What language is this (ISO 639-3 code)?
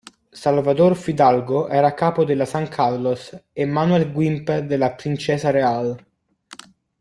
ita